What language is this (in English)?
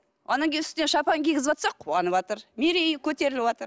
Kazakh